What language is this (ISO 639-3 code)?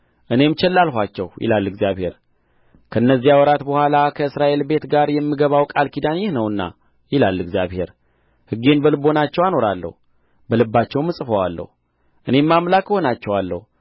amh